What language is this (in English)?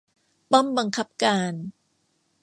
Thai